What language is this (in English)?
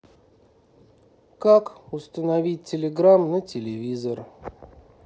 Russian